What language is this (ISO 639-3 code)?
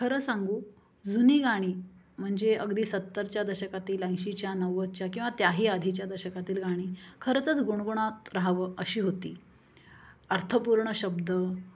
mar